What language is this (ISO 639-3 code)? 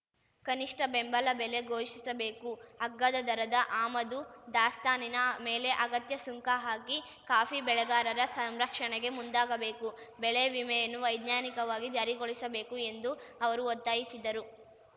kan